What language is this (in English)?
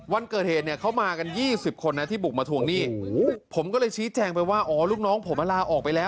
Thai